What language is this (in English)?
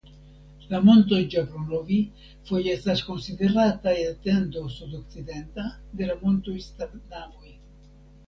Esperanto